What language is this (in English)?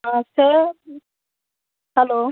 Konkani